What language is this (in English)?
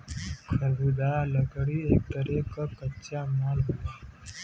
Bhojpuri